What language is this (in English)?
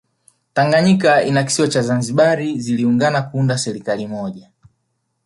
Swahili